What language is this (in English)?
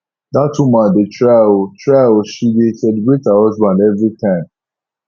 Nigerian Pidgin